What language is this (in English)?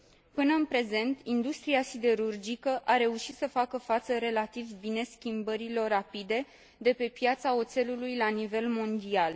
Romanian